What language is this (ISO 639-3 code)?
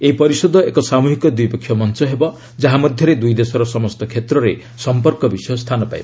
ori